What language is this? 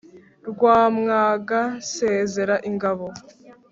Kinyarwanda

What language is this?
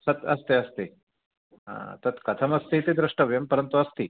Sanskrit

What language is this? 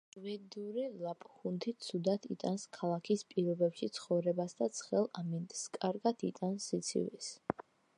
Georgian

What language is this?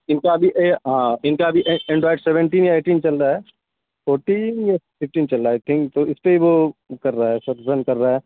Urdu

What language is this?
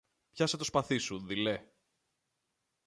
Greek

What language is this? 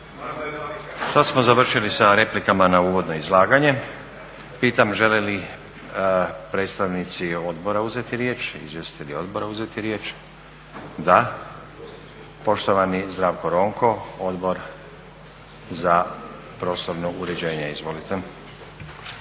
Croatian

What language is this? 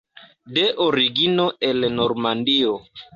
Esperanto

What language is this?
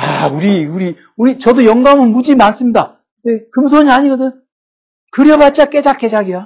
Korean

